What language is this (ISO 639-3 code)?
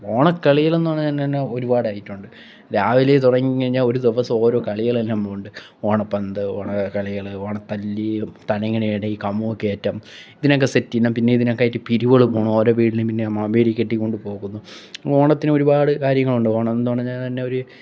mal